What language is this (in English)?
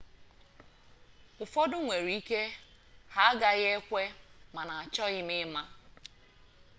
Igbo